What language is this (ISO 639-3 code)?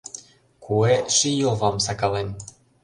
chm